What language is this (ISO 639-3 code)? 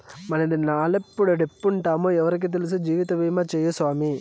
tel